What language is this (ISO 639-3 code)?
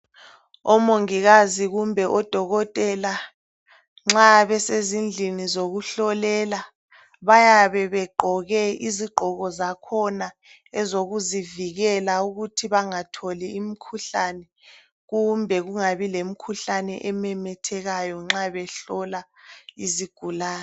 nde